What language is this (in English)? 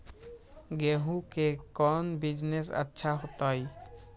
Magahi